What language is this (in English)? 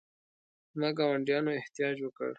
Pashto